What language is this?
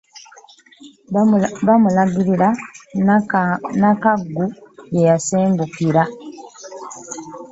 Ganda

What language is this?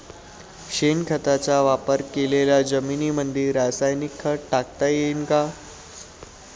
Marathi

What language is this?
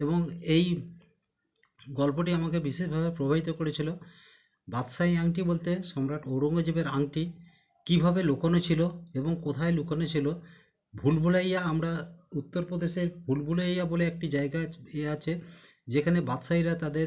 Bangla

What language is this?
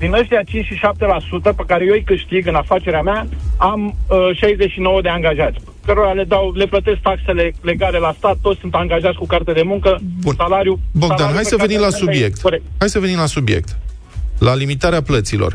Romanian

